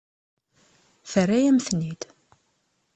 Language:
Kabyle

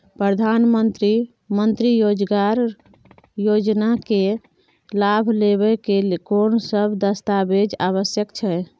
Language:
Maithili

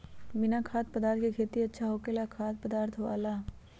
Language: Magahi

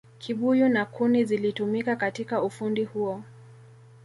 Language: Swahili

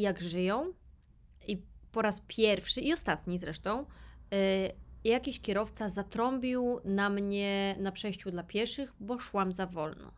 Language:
Polish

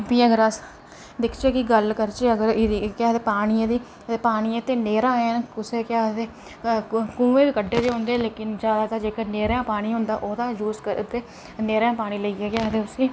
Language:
Dogri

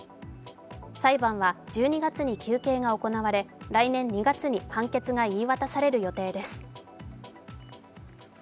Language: Japanese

